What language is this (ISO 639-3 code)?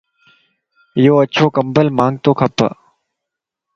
lss